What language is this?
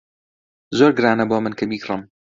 Central Kurdish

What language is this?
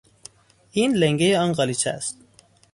Persian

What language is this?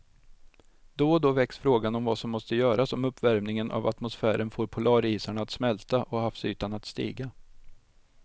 Swedish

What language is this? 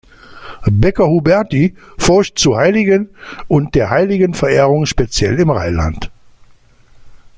German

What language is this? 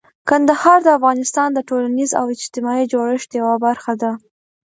Pashto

